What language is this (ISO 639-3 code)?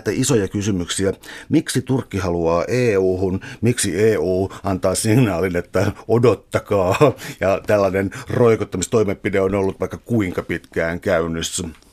fin